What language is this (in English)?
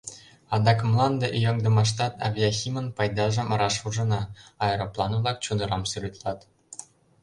Mari